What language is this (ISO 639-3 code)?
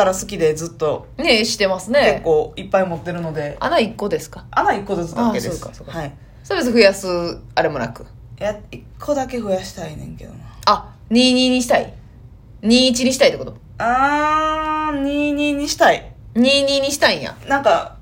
jpn